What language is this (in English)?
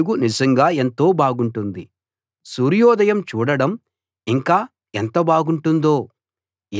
Telugu